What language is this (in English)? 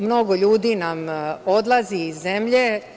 Serbian